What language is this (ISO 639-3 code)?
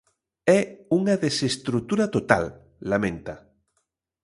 glg